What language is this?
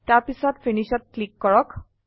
Assamese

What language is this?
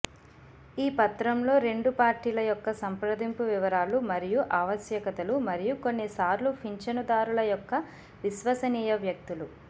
Telugu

